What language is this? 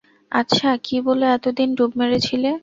Bangla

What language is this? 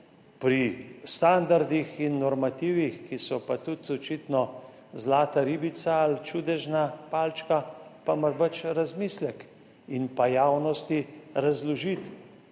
Slovenian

